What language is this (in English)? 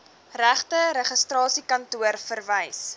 Afrikaans